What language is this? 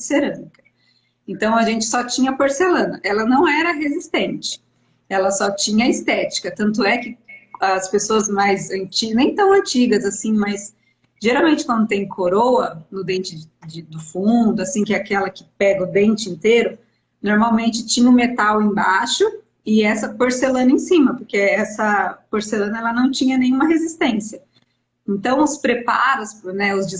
Portuguese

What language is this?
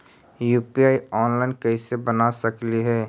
Magahi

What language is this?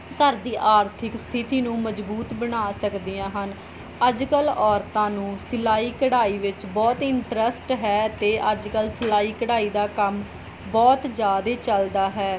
Punjabi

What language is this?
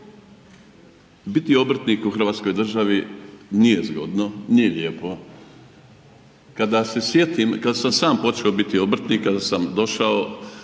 Croatian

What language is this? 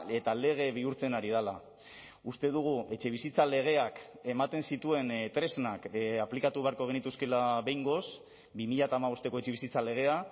Basque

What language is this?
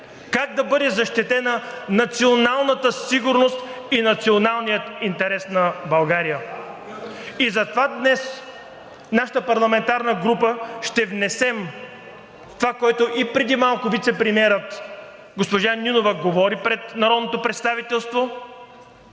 Bulgarian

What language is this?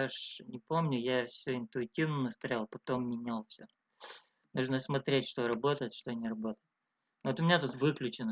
Russian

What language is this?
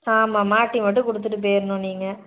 Tamil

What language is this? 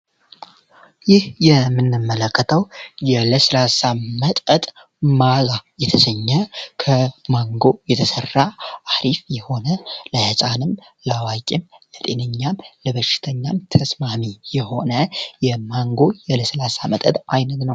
Amharic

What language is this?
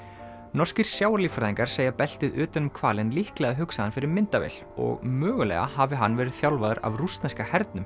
Icelandic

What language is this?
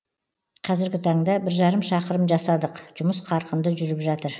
Kazakh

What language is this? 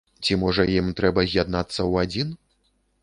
Belarusian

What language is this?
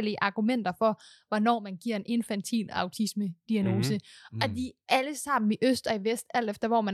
Danish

